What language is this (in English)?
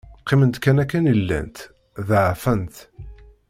Kabyle